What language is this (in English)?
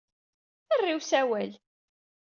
Kabyle